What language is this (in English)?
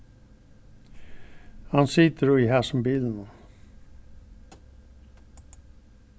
Faroese